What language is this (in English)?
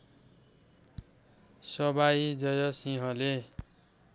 Nepali